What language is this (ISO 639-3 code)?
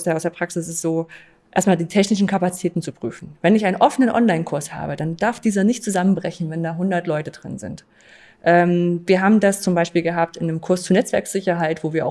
deu